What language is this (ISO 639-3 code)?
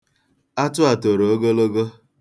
ibo